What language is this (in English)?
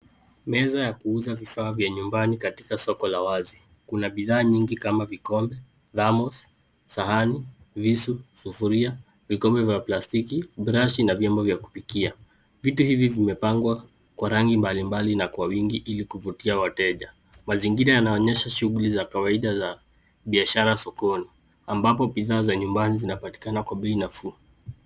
Swahili